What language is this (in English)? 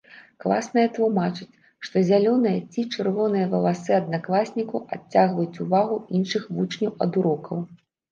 Belarusian